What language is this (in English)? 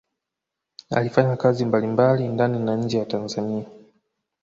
Swahili